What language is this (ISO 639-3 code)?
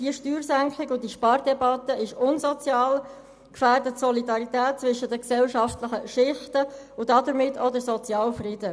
gsw